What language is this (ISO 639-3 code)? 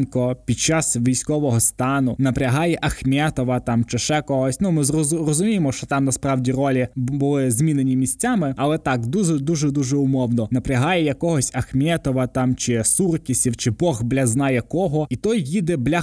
ukr